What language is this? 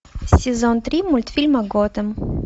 Russian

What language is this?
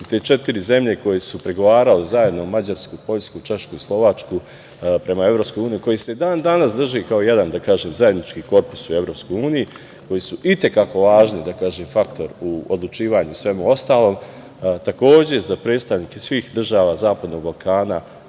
Serbian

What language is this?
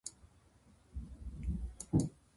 Japanese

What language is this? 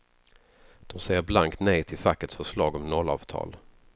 Swedish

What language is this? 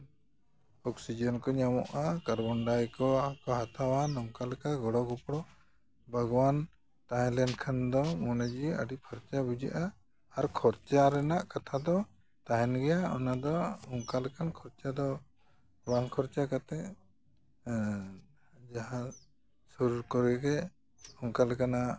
Santali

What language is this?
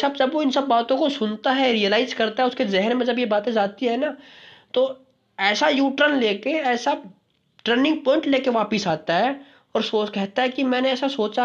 Hindi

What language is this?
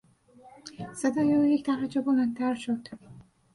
Persian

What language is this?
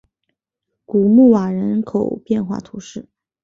Chinese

